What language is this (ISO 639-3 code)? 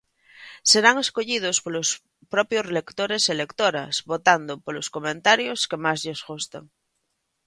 glg